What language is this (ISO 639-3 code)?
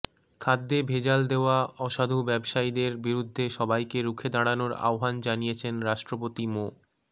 ben